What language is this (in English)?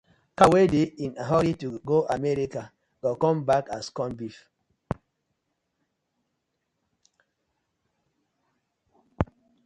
Nigerian Pidgin